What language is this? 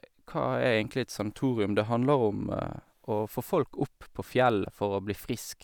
Norwegian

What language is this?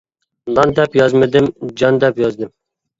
Uyghur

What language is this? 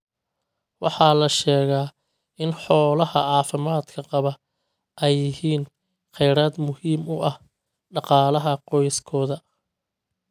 Somali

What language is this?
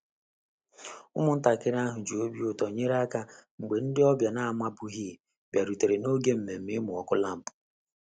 Igbo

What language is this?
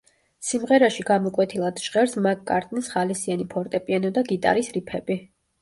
Georgian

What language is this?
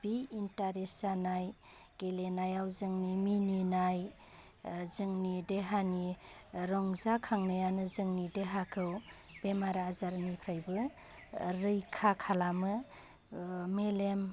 Bodo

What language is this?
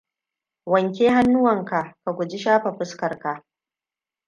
Hausa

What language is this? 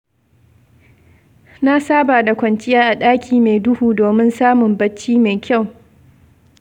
Hausa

